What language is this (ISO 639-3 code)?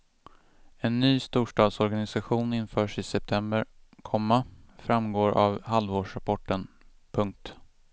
swe